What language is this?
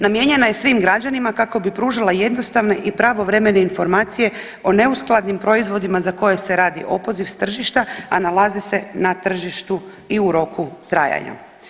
Croatian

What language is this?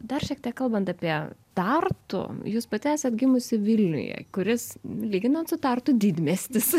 Lithuanian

